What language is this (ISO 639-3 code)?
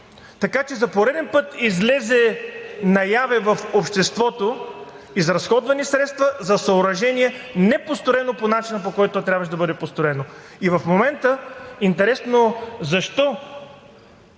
bul